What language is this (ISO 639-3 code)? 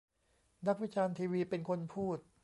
tha